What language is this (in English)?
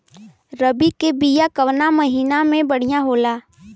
Bhojpuri